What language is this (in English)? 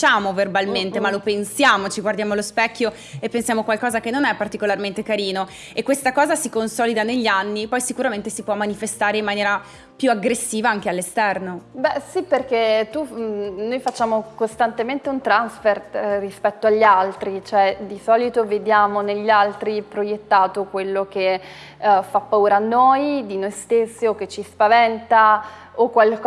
Italian